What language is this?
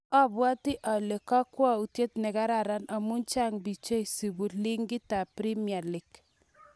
Kalenjin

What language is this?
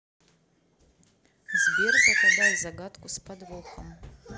Russian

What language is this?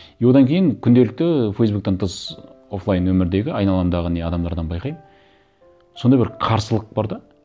Kazakh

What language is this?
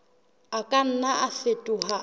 Southern Sotho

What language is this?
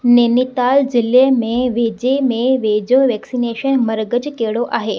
Sindhi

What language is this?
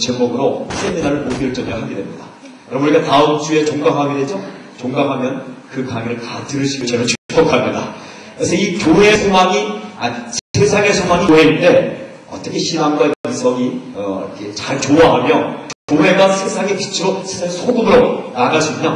Korean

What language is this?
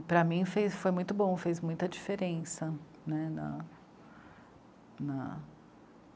Portuguese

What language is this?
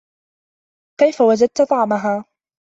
Arabic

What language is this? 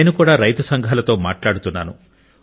Telugu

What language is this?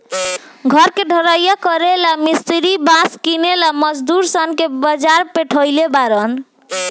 Bhojpuri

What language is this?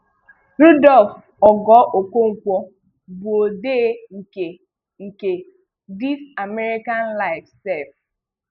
Igbo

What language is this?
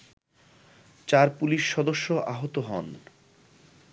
Bangla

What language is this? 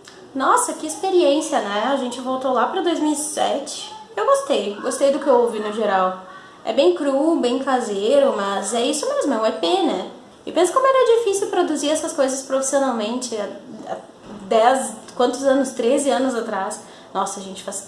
Portuguese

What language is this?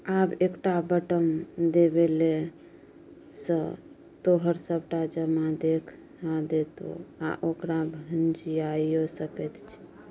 Maithili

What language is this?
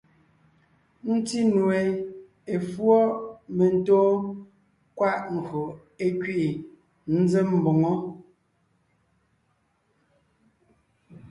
Ngiemboon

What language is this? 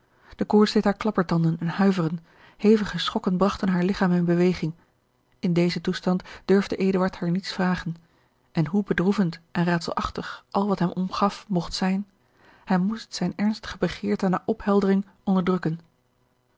Dutch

